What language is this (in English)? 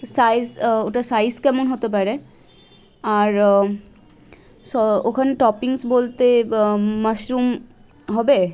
Bangla